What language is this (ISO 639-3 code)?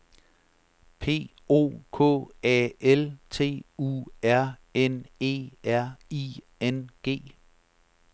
dan